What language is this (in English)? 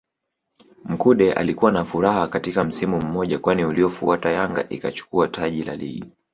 Swahili